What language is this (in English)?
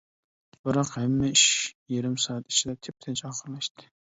Uyghur